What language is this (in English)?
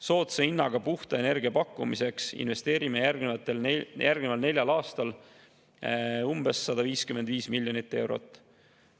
Estonian